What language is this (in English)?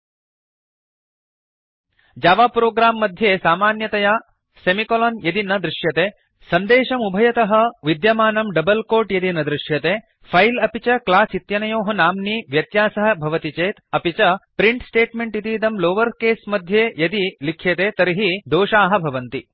Sanskrit